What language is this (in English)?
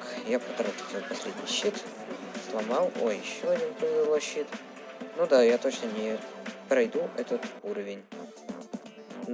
Russian